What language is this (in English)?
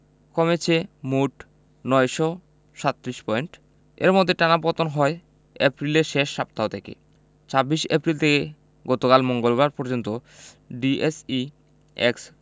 Bangla